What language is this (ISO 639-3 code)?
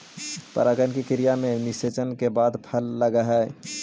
mag